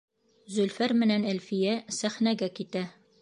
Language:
Bashkir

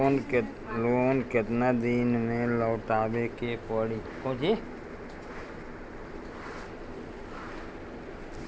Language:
Bhojpuri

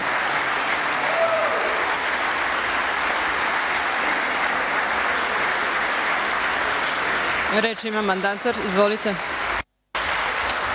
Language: Serbian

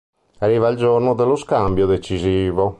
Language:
Italian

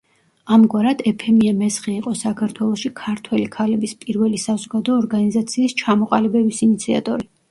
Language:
Georgian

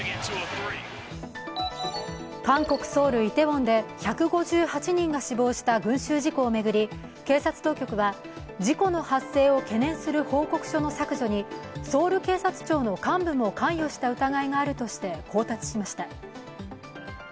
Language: Japanese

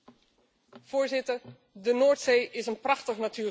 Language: Dutch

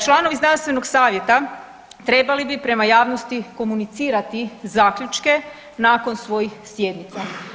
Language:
Croatian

